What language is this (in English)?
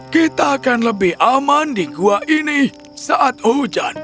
Indonesian